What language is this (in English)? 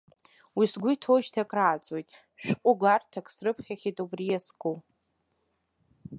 Abkhazian